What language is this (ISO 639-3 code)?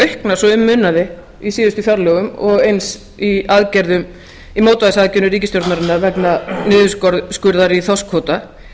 isl